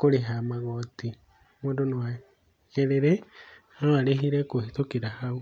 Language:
Kikuyu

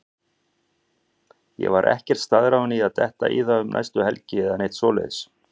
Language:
Icelandic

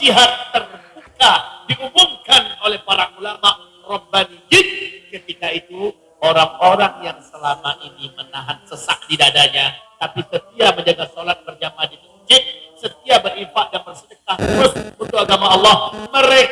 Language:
Indonesian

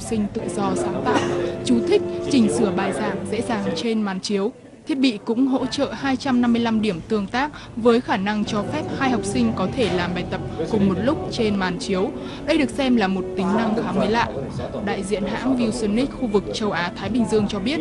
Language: Vietnamese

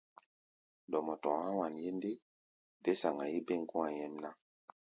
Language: Gbaya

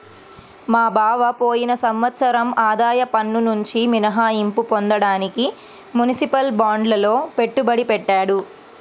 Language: Telugu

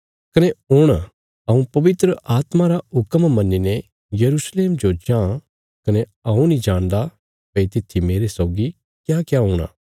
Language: Bilaspuri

